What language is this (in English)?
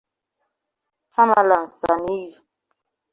Igbo